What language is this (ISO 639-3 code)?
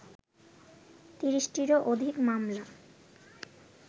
ben